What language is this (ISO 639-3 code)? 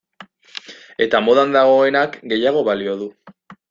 eus